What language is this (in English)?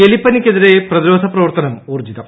Malayalam